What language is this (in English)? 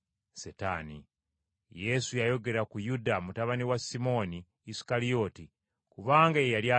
Ganda